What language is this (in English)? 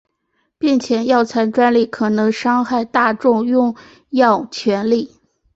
Chinese